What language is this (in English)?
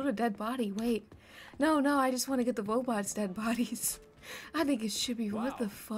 English